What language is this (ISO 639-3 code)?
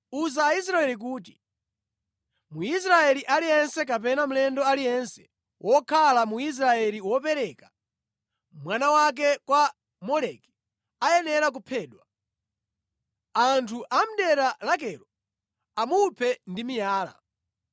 nya